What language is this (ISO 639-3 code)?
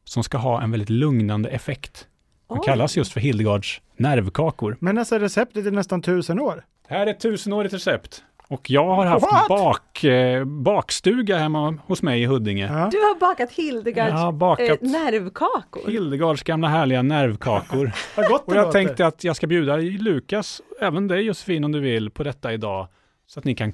swe